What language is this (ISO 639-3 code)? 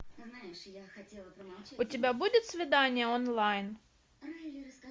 rus